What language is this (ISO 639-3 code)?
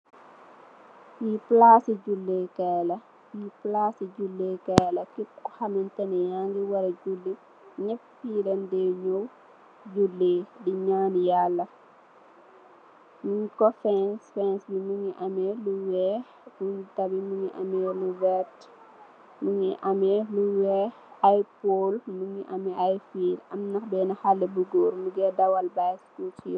wol